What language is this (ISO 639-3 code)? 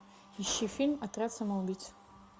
rus